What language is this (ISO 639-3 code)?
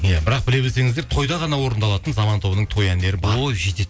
kaz